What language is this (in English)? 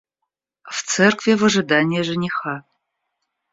Russian